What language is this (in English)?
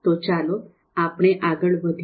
Gujarati